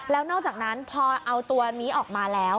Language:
Thai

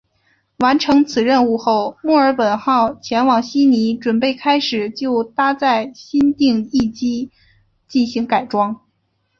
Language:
Chinese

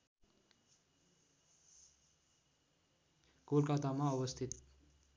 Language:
Nepali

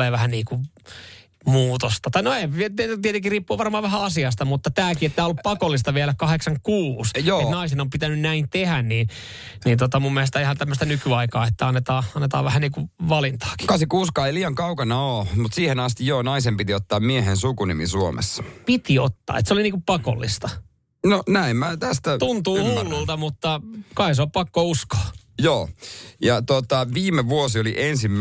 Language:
Finnish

